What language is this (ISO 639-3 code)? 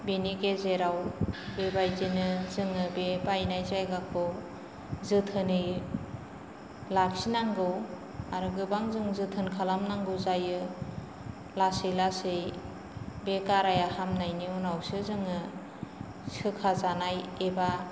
brx